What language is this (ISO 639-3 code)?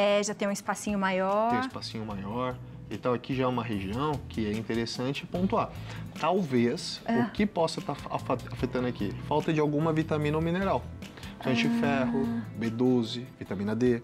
por